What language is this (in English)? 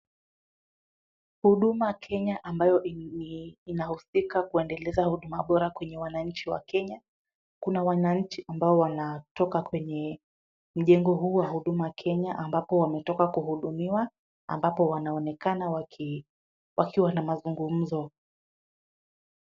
Swahili